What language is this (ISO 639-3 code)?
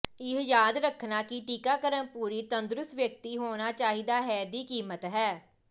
pan